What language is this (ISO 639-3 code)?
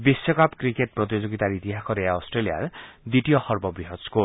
asm